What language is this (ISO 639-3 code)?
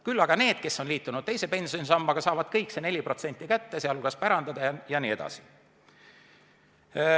est